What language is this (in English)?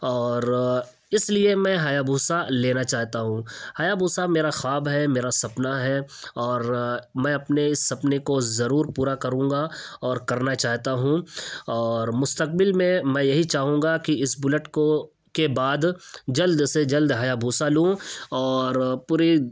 Urdu